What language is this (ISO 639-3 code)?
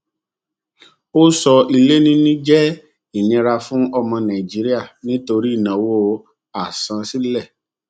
yor